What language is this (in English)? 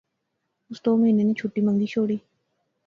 Pahari-Potwari